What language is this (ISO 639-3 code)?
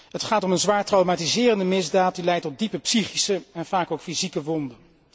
nld